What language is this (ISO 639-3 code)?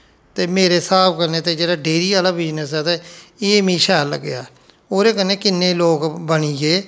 doi